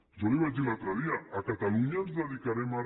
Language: Catalan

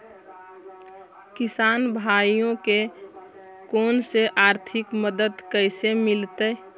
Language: Magahi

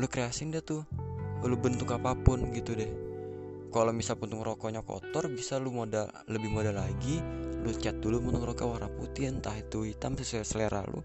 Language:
Indonesian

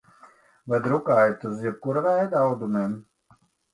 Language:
Latvian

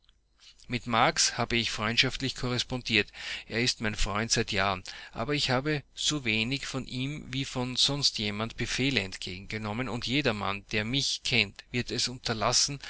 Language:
German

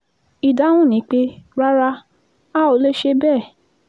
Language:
Yoruba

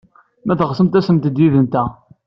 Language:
Kabyle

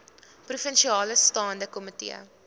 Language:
Afrikaans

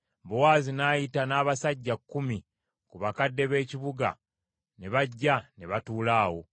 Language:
Ganda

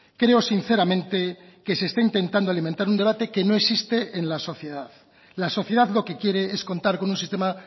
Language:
Spanish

